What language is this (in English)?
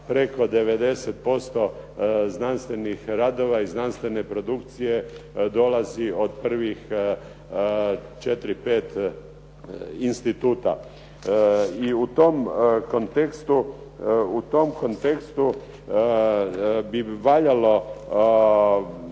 Croatian